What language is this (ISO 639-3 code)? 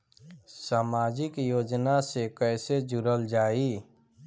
bho